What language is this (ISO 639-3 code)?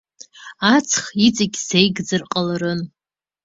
abk